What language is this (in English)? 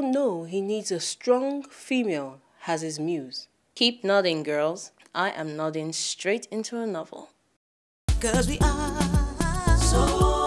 English